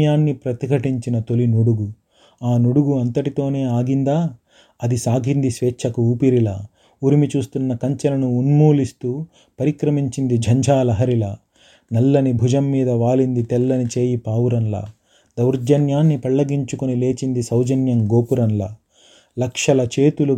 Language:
Telugu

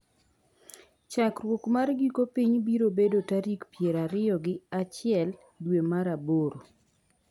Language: Luo (Kenya and Tanzania)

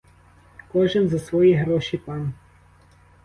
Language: Ukrainian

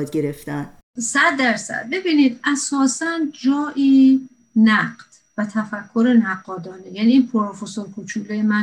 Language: Persian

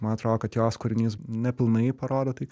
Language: Lithuanian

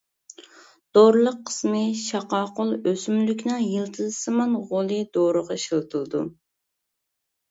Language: Uyghur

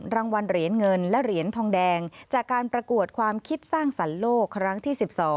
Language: Thai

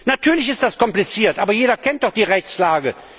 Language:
German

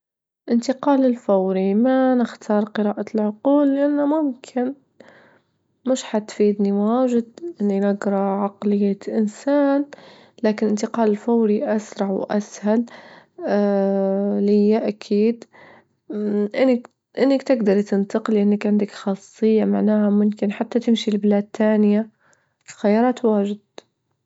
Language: Libyan Arabic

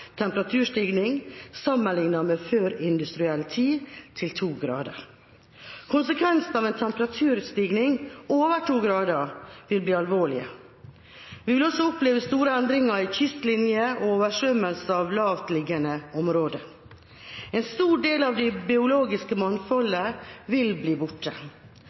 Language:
Norwegian Bokmål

